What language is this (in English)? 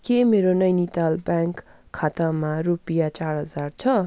Nepali